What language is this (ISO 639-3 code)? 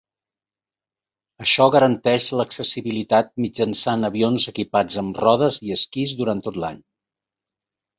cat